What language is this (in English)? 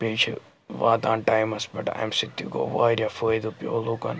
Kashmiri